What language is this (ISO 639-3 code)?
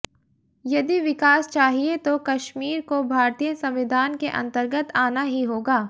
hin